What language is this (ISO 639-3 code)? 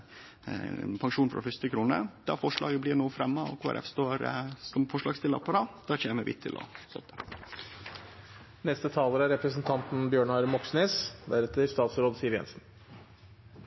nor